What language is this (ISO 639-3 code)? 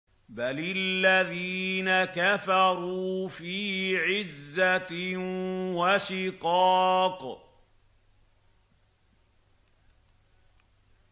ara